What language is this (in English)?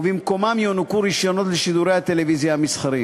Hebrew